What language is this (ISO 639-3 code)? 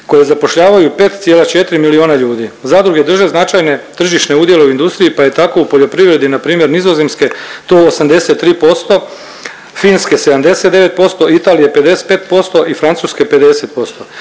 hrv